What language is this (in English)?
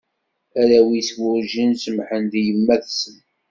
Kabyle